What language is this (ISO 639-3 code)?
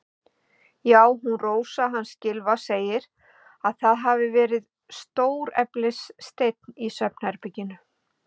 isl